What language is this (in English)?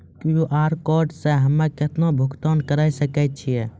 Maithili